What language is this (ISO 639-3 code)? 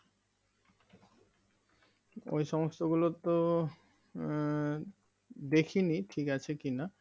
ben